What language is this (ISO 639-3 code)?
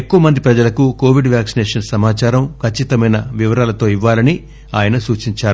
tel